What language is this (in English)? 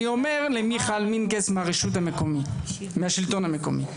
Hebrew